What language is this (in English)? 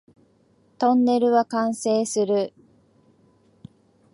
Japanese